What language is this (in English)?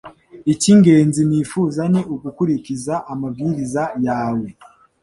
Kinyarwanda